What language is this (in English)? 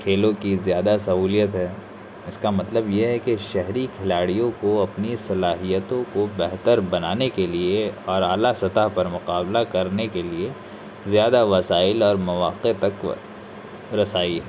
Urdu